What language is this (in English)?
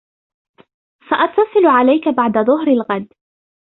Arabic